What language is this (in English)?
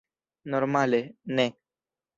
Esperanto